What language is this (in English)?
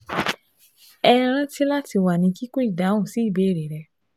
Yoruba